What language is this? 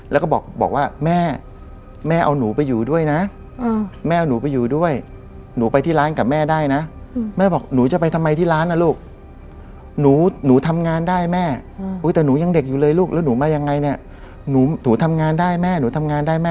Thai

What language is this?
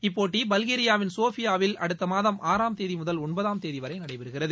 Tamil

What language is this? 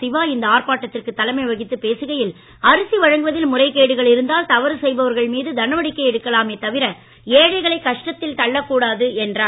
Tamil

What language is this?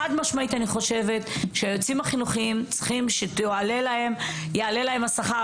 Hebrew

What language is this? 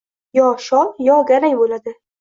Uzbek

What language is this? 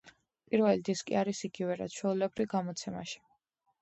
Georgian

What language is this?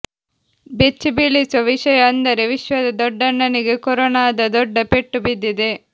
Kannada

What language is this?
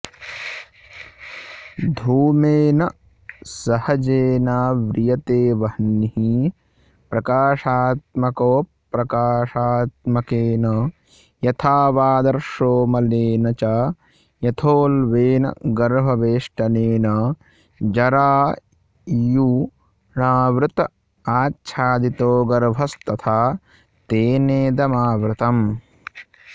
Sanskrit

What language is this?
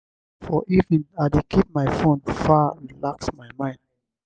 Nigerian Pidgin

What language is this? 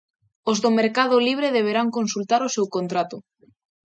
Galician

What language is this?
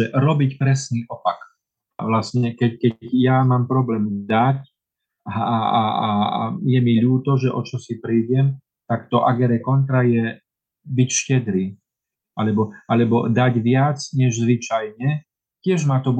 Slovak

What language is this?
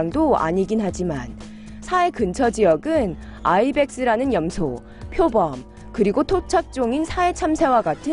Korean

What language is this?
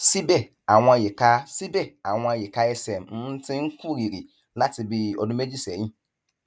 Yoruba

